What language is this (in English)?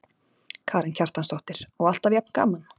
Icelandic